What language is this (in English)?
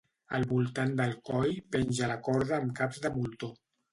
Catalan